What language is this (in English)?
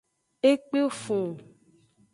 Aja (Benin)